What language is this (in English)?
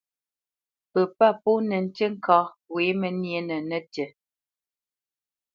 Bamenyam